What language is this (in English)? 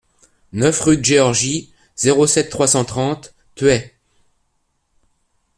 French